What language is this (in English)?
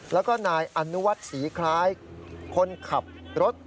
Thai